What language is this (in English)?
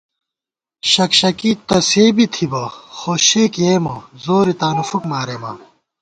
Gawar-Bati